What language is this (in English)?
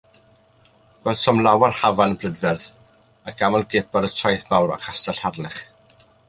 Welsh